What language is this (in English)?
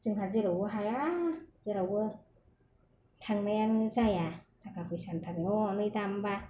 Bodo